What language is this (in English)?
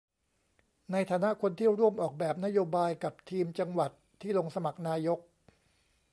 Thai